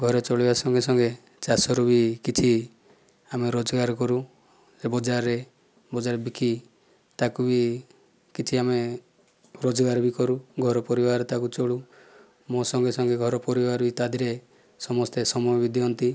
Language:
Odia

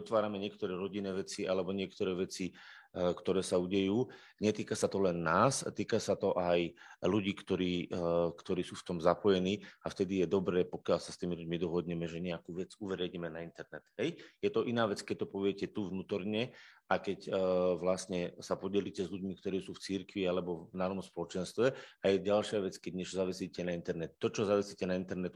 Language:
Slovak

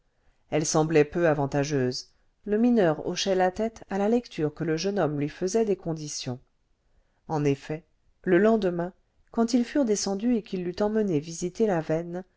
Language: French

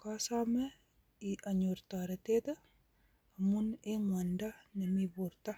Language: Kalenjin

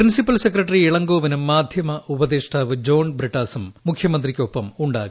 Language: Malayalam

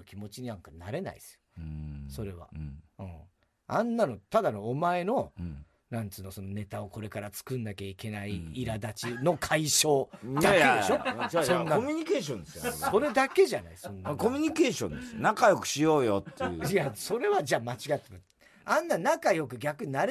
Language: Japanese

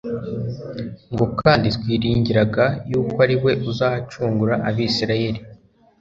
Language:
Kinyarwanda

